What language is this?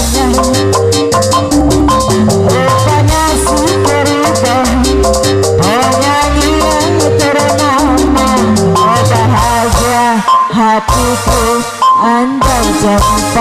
Indonesian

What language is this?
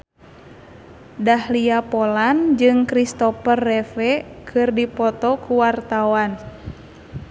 Sundanese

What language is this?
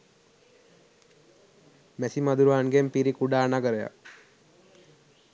Sinhala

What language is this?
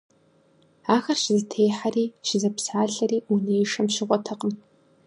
Kabardian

